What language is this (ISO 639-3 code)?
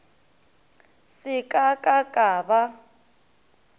nso